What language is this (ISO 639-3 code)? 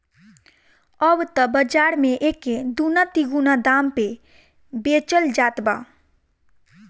bho